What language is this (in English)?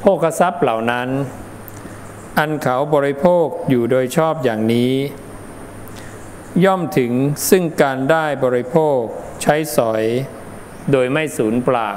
Thai